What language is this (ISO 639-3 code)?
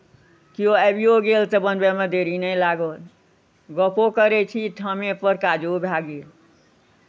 mai